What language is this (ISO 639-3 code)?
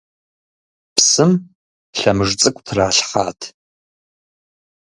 kbd